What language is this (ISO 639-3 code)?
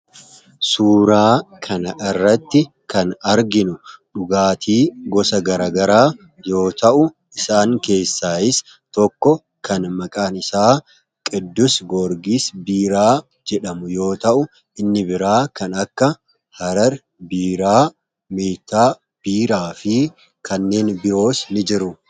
orm